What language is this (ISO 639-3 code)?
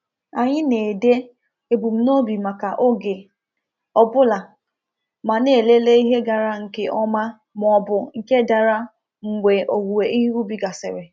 ibo